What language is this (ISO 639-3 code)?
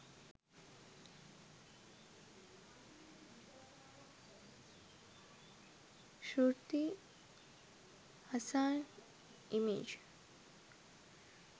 sin